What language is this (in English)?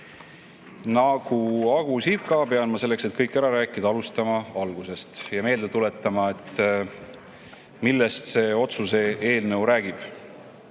Estonian